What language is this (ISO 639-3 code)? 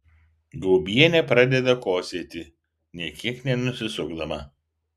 lit